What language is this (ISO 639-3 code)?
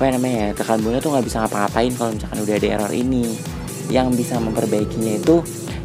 ind